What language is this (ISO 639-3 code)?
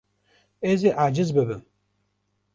kur